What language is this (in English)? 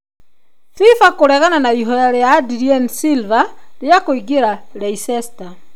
Kikuyu